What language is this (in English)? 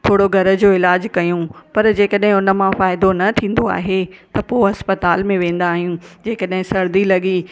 Sindhi